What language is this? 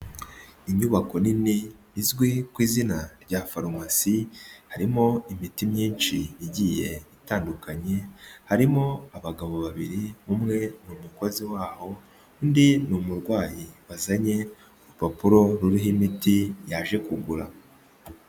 Kinyarwanda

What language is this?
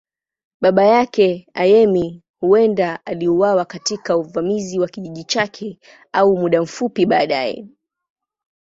Swahili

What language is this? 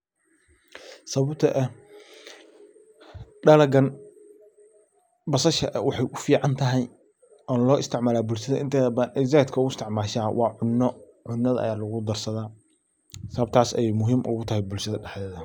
Somali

